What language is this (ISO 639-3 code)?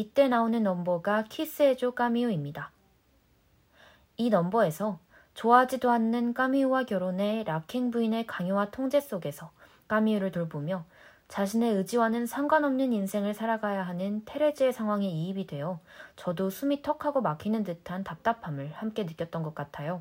kor